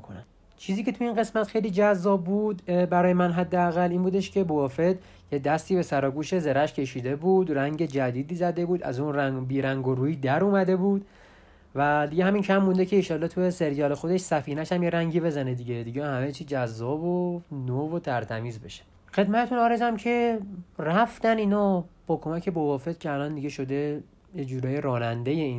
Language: Persian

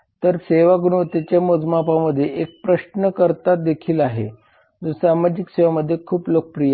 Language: Marathi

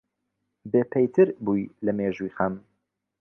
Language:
Central Kurdish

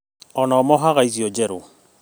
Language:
Kikuyu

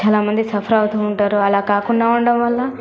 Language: Telugu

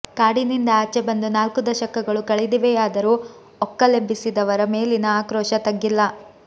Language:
Kannada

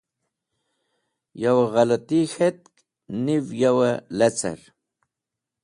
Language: Wakhi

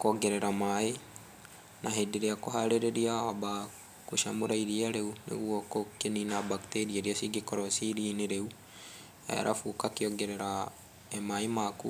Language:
Kikuyu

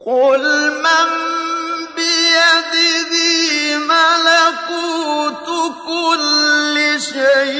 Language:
Arabic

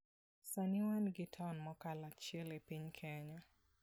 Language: Luo (Kenya and Tanzania)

